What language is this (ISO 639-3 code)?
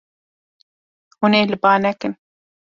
kur